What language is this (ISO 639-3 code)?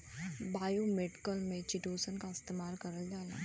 bho